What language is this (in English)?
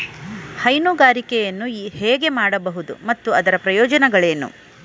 Kannada